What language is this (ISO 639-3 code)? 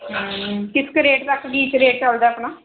pan